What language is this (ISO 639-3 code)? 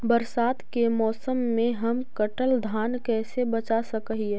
mag